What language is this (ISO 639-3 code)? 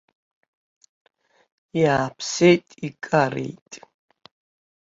abk